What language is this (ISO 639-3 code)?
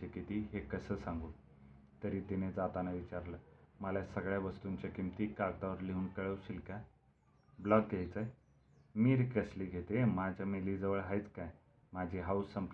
mar